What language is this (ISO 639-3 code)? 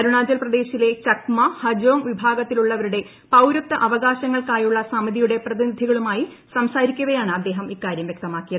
mal